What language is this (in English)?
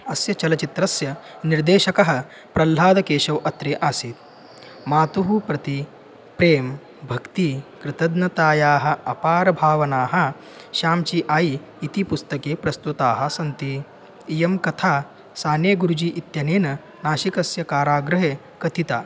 Sanskrit